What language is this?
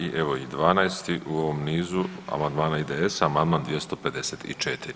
Croatian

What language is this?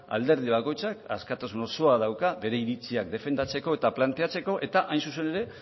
Basque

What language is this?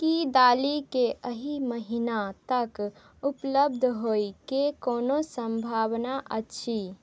Maithili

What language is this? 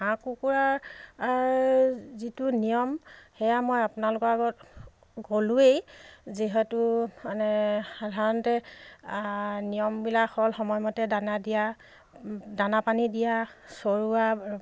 Assamese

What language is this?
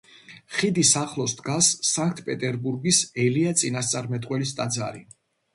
Georgian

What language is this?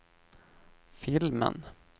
Swedish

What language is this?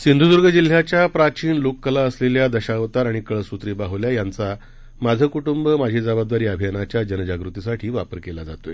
Marathi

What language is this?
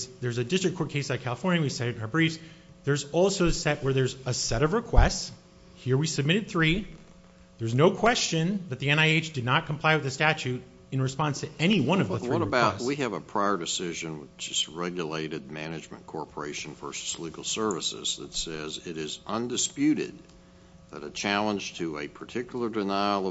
English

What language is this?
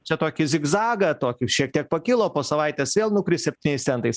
Lithuanian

